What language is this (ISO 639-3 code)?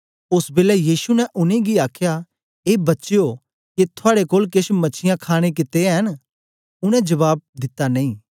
doi